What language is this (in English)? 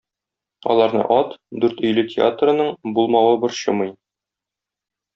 Tatar